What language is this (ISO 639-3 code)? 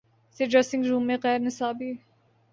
urd